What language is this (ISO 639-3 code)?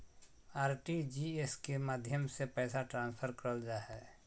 mag